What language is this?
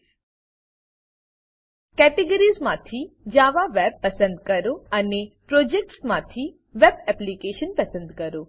Gujarati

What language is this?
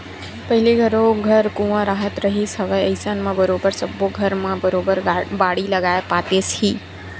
Chhattisgarhi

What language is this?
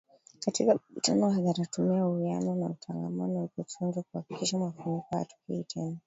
Swahili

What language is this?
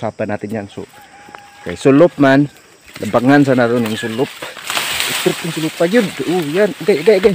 Filipino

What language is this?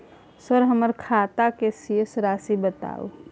Maithili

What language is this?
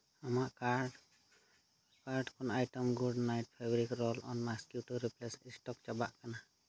Santali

